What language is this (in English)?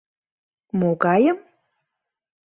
Mari